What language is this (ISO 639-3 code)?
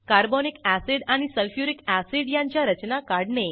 mar